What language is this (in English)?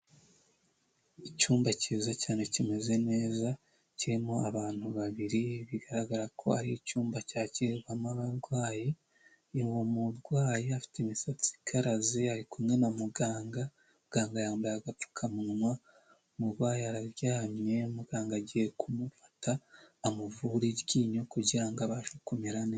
Kinyarwanda